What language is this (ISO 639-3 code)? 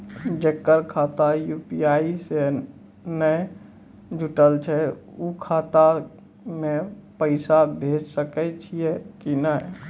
mai